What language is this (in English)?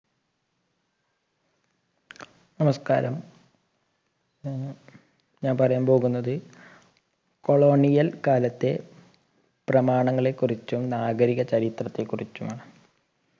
Malayalam